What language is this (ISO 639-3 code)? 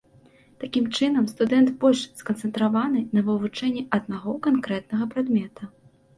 bel